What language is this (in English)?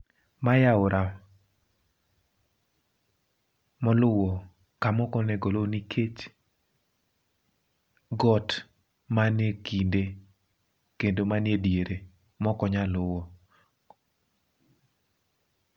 Luo (Kenya and Tanzania)